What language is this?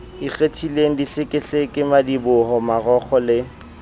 Southern Sotho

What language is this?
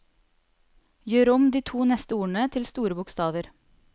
Norwegian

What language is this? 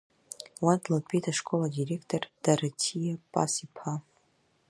Abkhazian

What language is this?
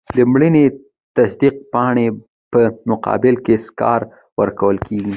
Pashto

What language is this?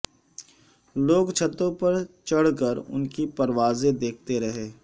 Urdu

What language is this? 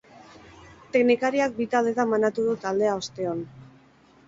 Basque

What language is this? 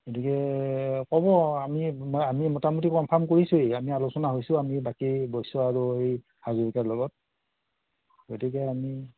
Assamese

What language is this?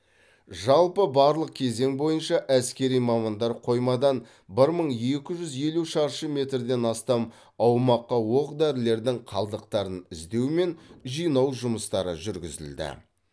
Kazakh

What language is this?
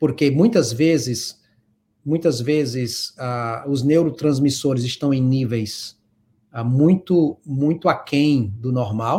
Portuguese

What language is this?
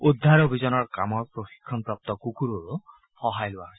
Assamese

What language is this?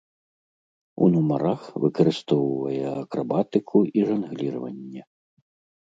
Belarusian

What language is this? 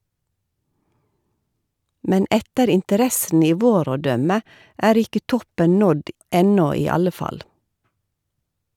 Norwegian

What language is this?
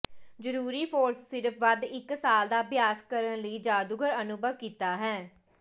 Punjabi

